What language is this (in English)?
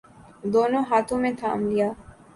Urdu